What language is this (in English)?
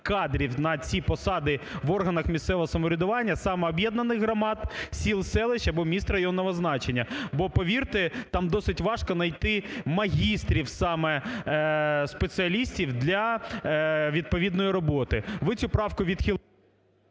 Ukrainian